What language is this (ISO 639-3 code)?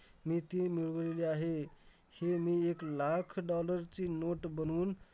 mar